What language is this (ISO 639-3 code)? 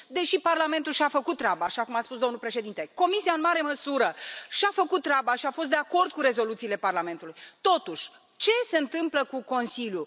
ron